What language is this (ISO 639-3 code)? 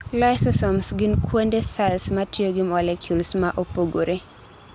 luo